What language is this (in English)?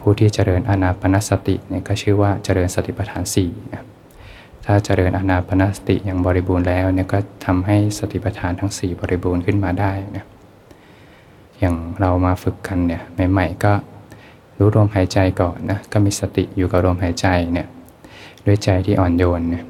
Thai